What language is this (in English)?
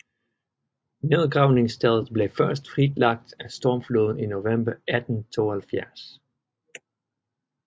Danish